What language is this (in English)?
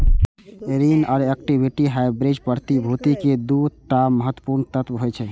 Maithili